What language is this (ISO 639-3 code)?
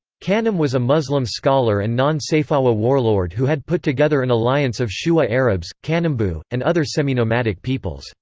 eng